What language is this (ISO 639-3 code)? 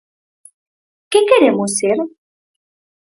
glg